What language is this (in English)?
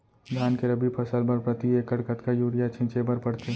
Chhattisgarhi